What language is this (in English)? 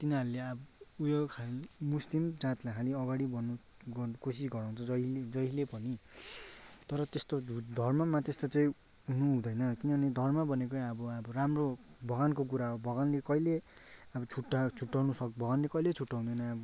Nepali